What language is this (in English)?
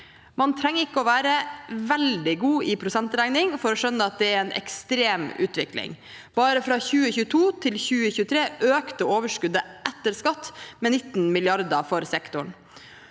Norwegian